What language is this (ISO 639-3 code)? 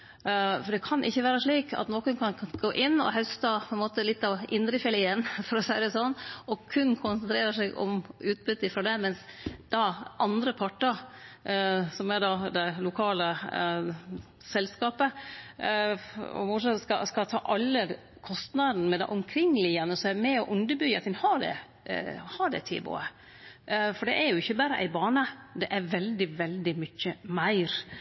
nno